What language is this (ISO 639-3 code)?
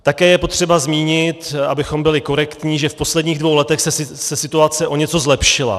ces